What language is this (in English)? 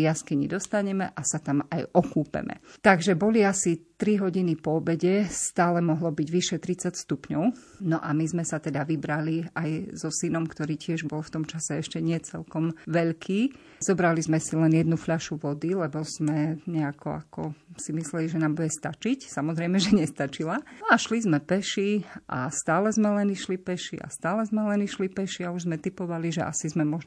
Slovak